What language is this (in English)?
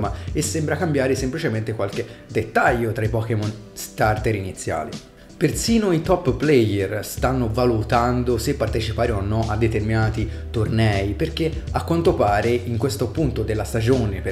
Italian